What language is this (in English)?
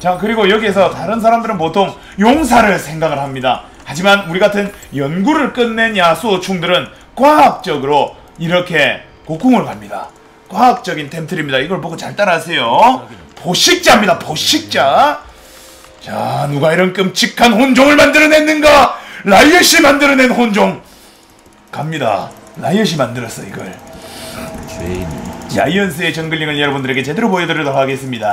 Korean